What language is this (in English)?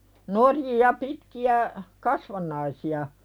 Finnish